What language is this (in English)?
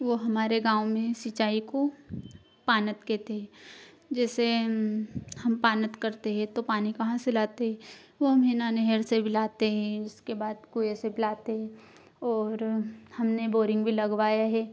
Hindi